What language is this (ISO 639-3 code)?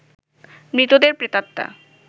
ben